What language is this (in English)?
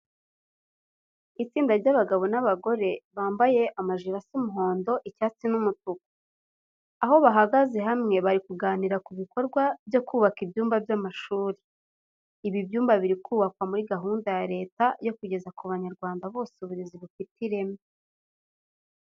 Kinyarwanda